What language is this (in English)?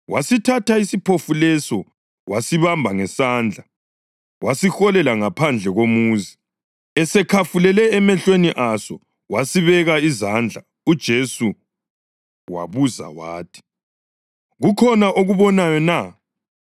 North Ndebele